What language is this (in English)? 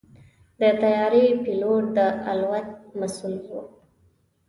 Pashto